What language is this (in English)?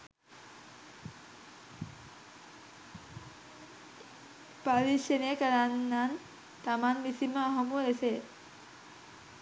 Sinhala